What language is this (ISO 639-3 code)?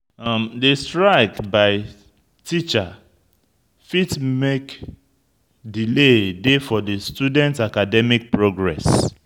pcm